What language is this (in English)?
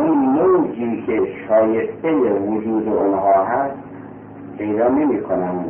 Persian